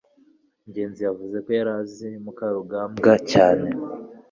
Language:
Kinyarwanda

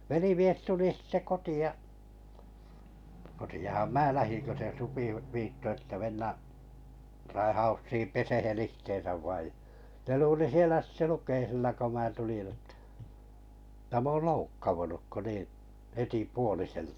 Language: Finnish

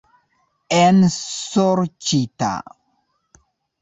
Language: Esperanto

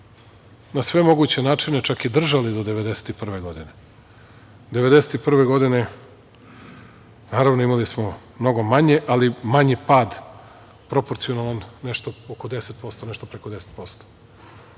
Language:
Serbian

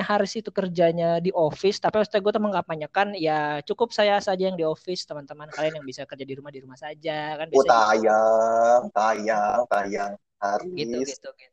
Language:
Indonesian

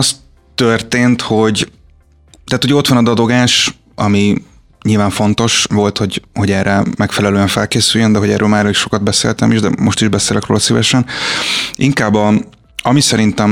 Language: Hungarian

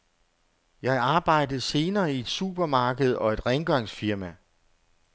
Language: Danish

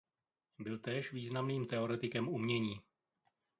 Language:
Czech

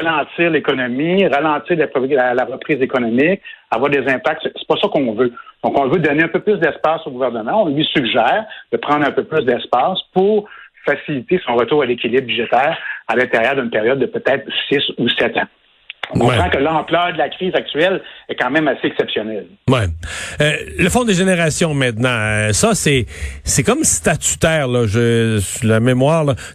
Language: French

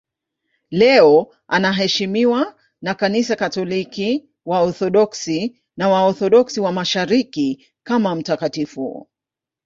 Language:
Swahili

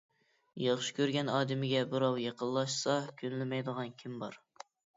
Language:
Uyghur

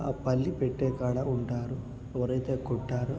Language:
Telugu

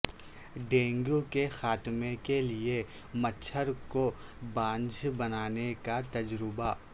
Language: Urdu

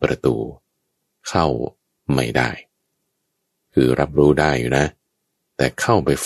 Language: Thai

